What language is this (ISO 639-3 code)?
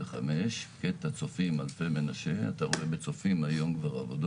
heb